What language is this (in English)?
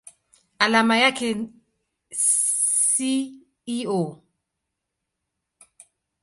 Swahili